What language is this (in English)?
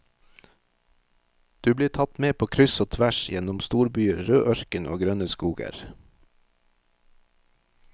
Norwegian